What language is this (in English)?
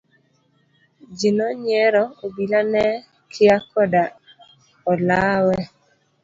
Luo (Kenya and Tanzania)